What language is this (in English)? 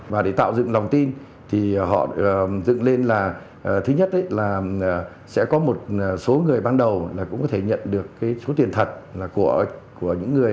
Vietnamese